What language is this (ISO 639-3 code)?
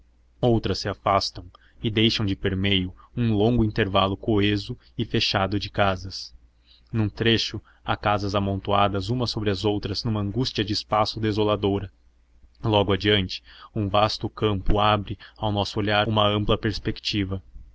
por